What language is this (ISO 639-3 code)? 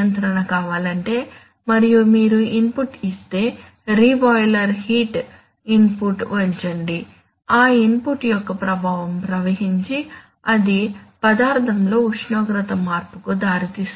tel